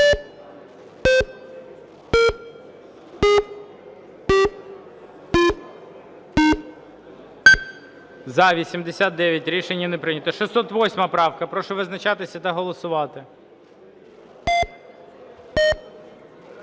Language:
Ukrainian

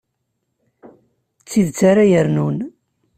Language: Kabyle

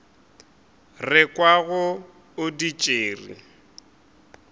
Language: Northern Sotho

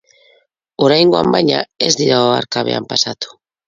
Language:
Basque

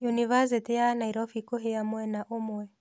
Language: Kikuyu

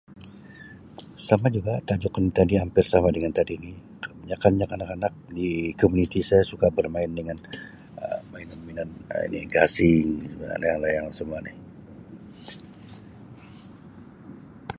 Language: Sabah Malay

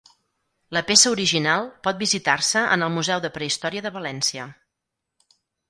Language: Catalan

